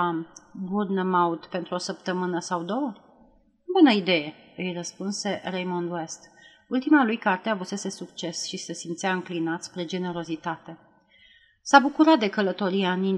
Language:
Romanian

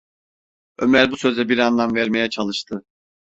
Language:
Turkish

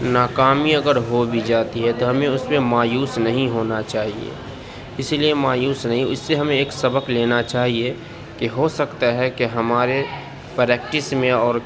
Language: Urdu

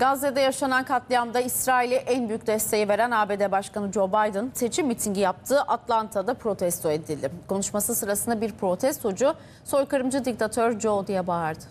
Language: Turkish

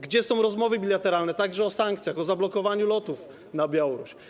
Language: Polish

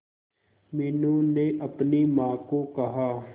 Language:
Hindi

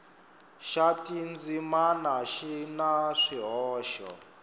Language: Tsonga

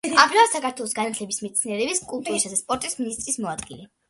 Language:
Georgian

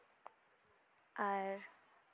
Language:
Santali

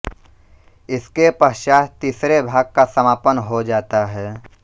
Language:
Hindi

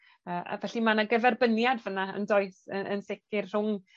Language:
Welsh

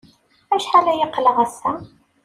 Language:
Kabyle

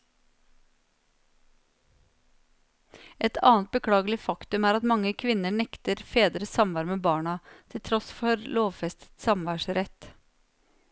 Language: Norwegian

